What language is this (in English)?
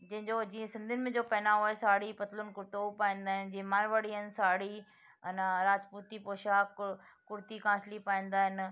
Sindhi